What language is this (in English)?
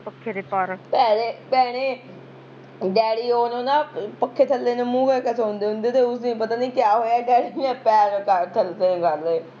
Punjabi